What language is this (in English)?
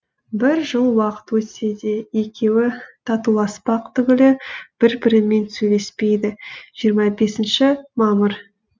Kazakh